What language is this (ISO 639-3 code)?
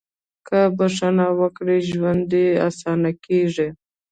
pus